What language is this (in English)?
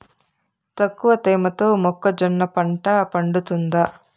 Telugu